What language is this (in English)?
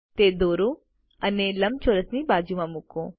Gujarati